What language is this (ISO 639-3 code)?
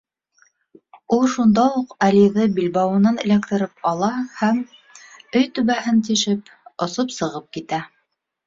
bak